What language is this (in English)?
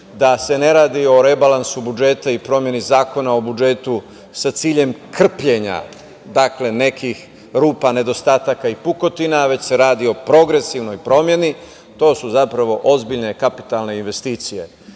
Serbian